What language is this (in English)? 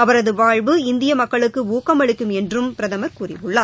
Tamil